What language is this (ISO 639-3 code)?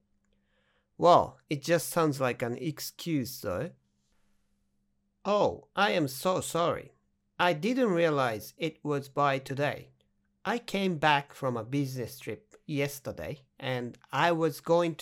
jpn